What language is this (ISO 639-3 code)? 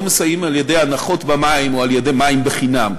heb